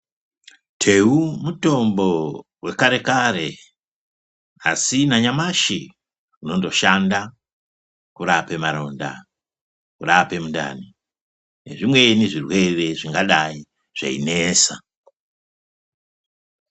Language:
Ndau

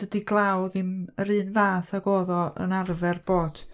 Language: Welsh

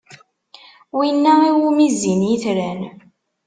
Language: Kabyle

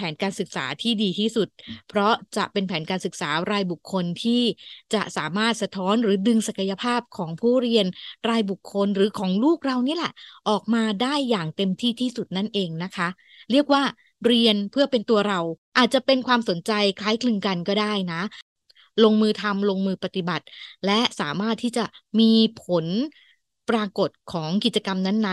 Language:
Thai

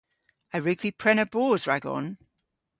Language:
Cornish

